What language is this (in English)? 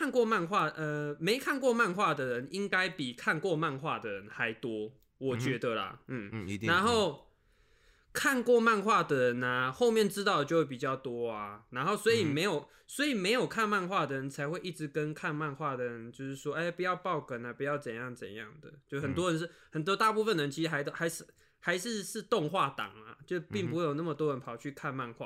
Chinese